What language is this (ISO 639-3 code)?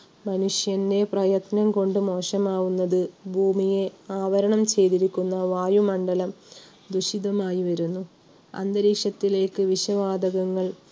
mal